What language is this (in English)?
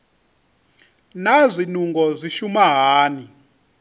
Venda